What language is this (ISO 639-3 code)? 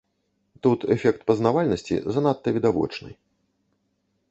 bel